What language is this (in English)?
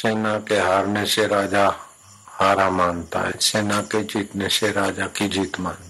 Hindi